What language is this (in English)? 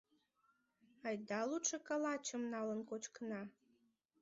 Mari